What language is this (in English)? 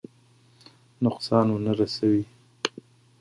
Pashto